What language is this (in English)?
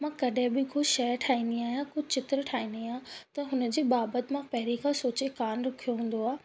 Sindhi